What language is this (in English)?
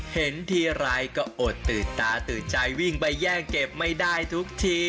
Thai